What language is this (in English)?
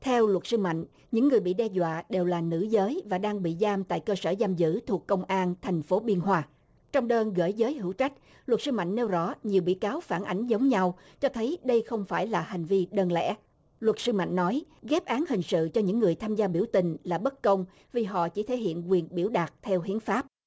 Vietnamese